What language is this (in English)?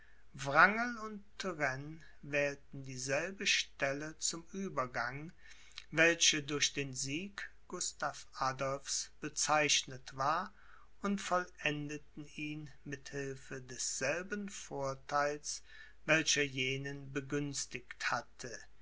German